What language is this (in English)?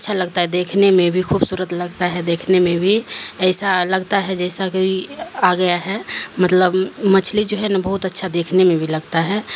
Urdu